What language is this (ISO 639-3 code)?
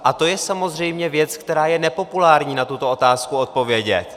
ces